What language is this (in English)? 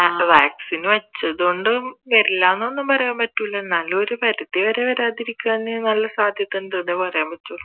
Malayalam